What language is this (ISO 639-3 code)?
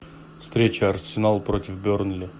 rus